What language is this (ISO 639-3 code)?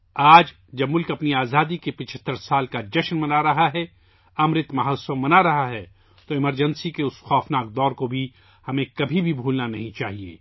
urd